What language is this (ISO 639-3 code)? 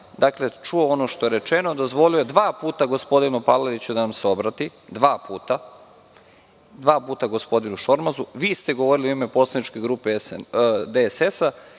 srp